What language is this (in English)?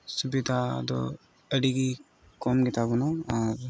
Santali